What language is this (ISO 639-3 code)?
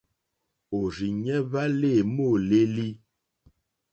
bri